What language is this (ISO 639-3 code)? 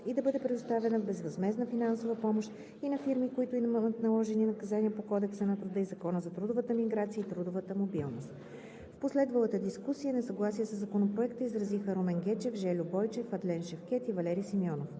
bul